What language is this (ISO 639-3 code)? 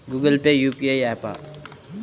tel